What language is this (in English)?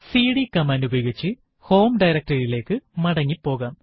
Malayalam